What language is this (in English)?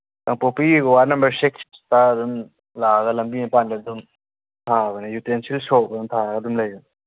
Manipuri